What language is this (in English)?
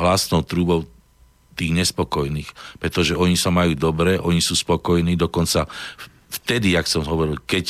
Slovak